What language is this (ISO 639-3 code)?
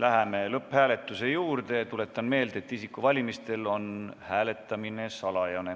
est